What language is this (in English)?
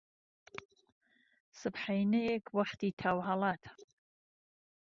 Central Kurdish